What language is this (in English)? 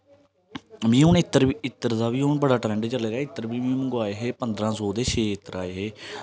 Dogri